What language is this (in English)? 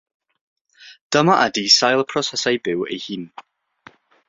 Welsh